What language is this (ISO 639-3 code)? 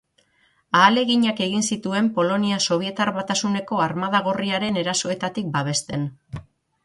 eus